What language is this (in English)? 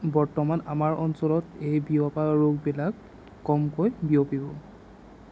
Assamese